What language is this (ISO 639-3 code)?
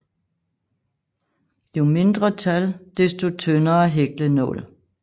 dan